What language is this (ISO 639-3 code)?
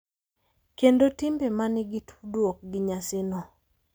luo